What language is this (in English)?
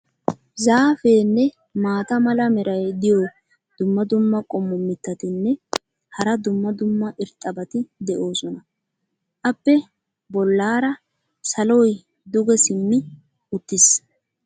Wolaytta